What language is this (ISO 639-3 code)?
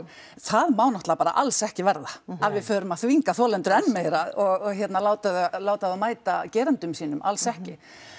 isl